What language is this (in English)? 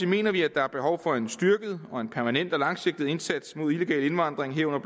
Danish